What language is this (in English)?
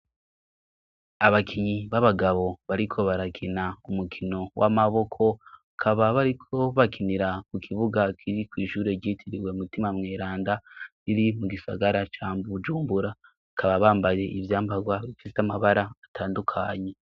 Rundi